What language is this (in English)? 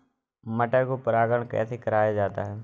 Hindi